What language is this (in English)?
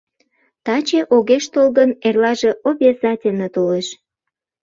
Mari